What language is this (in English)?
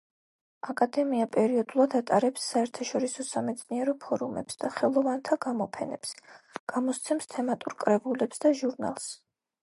Georgian